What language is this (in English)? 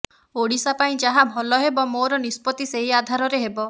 Odia